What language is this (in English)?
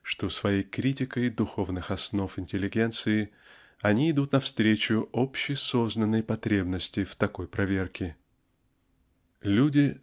Russian